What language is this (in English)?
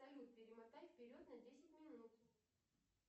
Russian